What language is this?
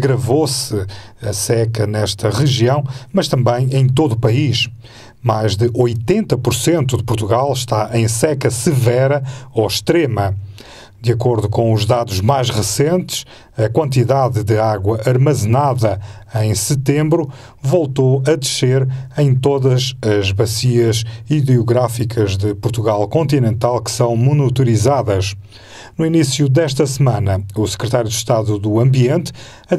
Portuguese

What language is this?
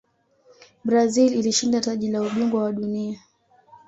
Swahili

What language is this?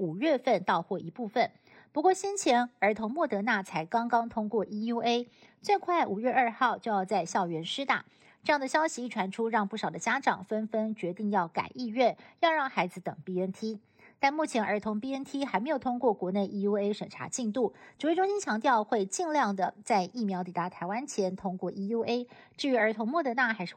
Chinese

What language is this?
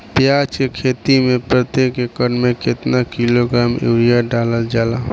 Bhojpuri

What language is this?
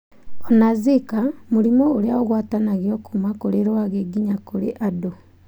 Kikuyu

